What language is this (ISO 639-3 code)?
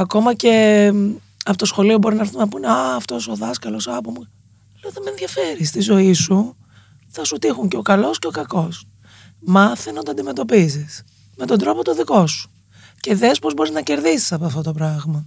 ell